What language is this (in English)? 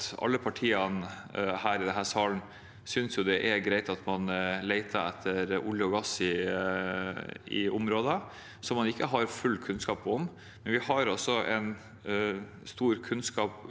Norwegian